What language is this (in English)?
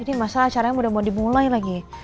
Indonesian